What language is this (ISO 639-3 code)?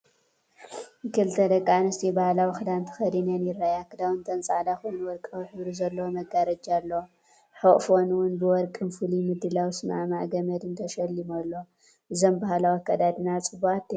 tir